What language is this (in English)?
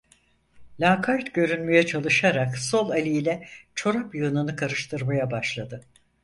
Turkish